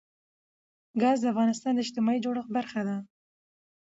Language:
Pashto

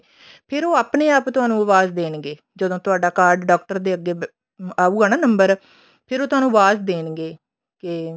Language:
Punjabi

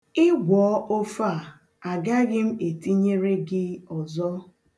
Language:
Igbo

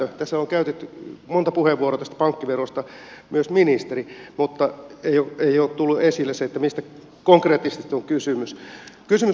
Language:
Finnish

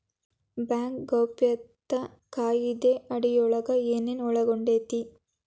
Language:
Kannada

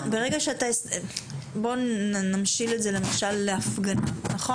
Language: Hebrew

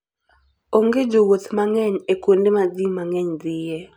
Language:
Luo (Kenya and Tanzania)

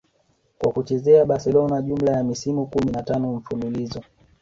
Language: Swahili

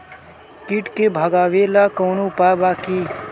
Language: Bhojpuri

